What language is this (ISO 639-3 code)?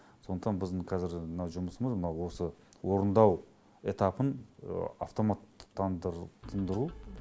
kaz